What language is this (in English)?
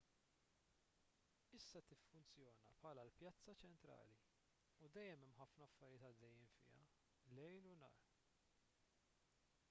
Maltese